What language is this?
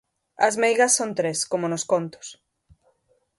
Galician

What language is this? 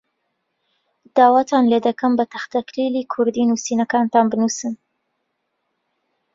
Central Kurdish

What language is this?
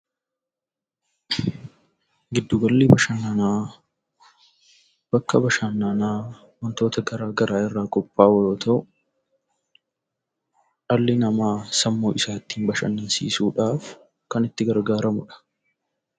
Oromo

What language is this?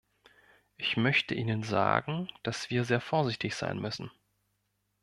German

